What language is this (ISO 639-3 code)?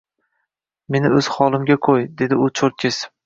uzb